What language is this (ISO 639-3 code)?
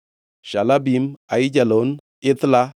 luo